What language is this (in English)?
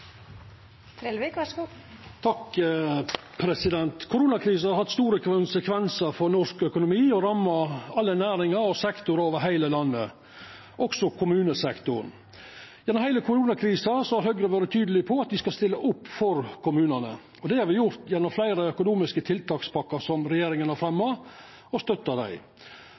Norwegian Nynorsk